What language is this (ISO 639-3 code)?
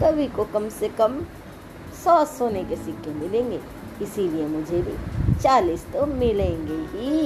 hin